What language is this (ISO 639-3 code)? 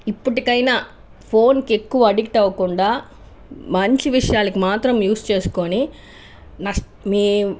tel